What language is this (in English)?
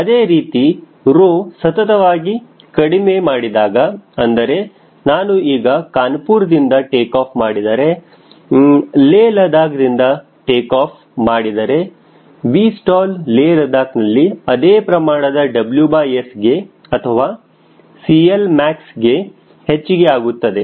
Kannada